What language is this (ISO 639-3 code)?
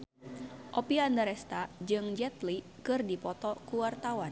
sun